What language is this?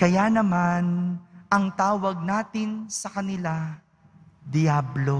Filipino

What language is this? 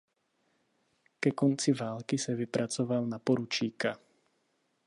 Czech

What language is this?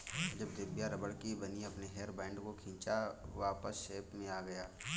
Hindi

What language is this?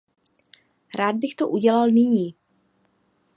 Czech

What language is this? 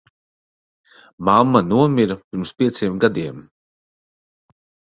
Latvian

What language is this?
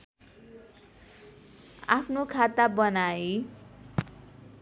Nepali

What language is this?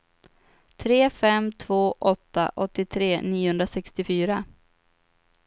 Swedish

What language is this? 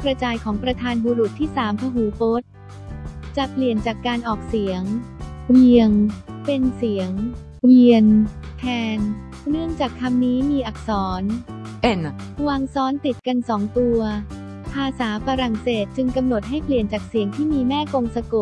Thai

